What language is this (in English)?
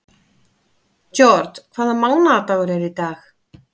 Icelandic